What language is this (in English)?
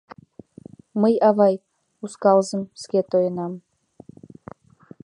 Mari